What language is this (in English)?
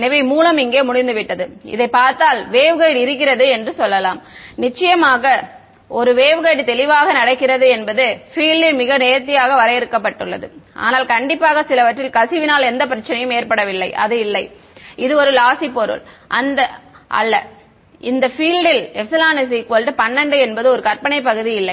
Tamil